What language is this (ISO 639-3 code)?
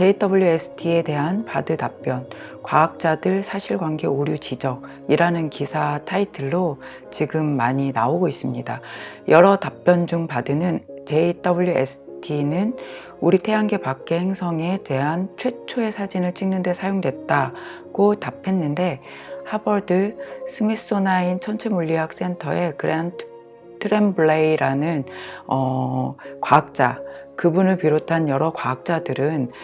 kor